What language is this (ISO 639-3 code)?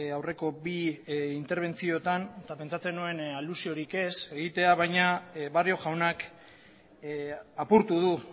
eus